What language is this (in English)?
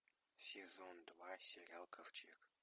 Russian